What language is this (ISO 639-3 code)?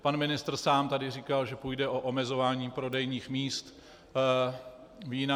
ces